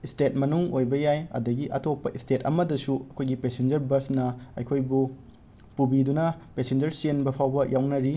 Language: Manipuri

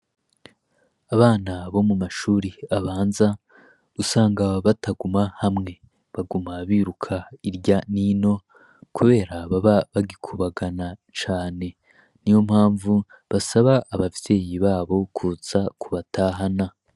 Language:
Rundi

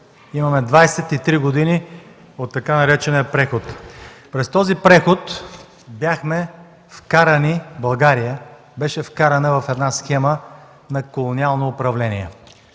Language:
Bulgarian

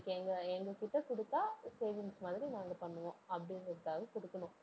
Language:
Tamil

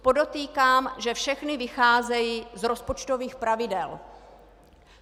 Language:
Czech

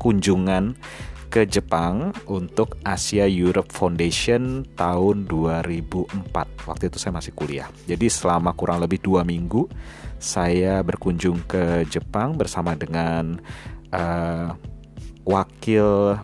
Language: Indonesian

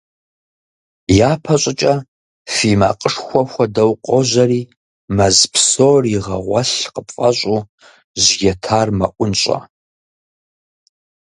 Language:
Kabardian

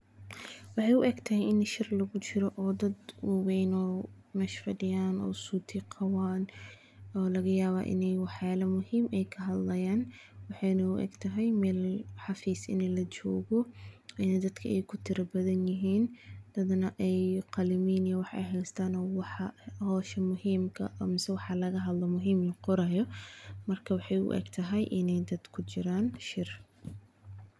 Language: Somali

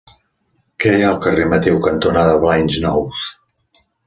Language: Catalan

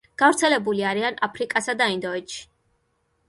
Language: Georgian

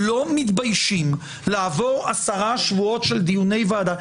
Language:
Hebrew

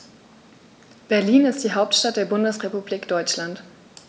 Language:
German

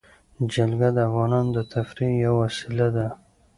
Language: Pashto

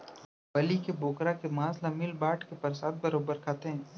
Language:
Chhattisgarhi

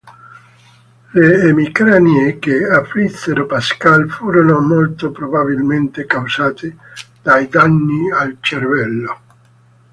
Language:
Italian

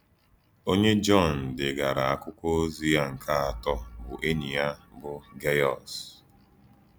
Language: Igbo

